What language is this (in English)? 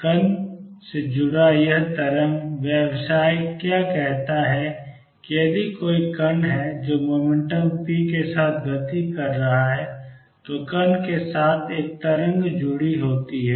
Hindi